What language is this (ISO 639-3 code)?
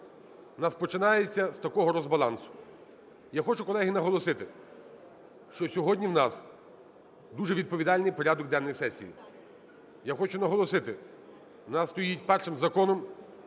ukr